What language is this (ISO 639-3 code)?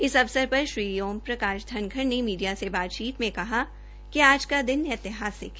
hin